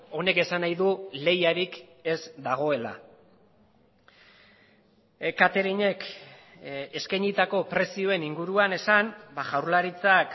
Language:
Basque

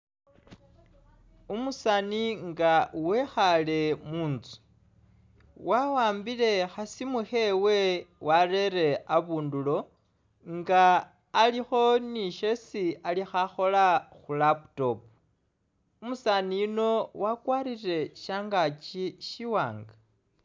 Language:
Masaaba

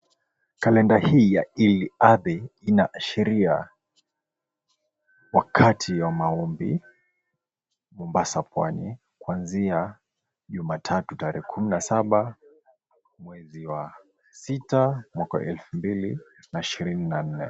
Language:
Swahili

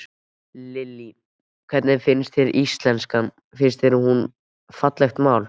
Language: Icelandic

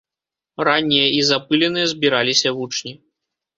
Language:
Belarusian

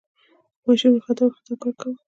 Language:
Pashto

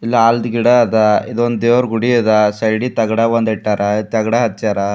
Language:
Kannada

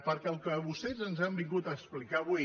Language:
Catalan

